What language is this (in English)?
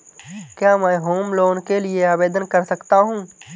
Hindi